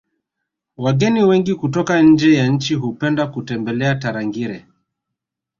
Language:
Swahili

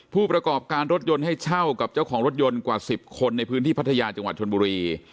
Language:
Thai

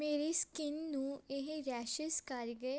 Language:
Punjabi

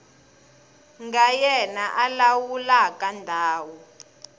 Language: Tsonga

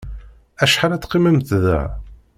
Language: Kabyle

